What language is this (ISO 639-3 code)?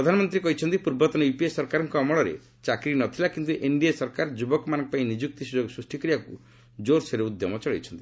ori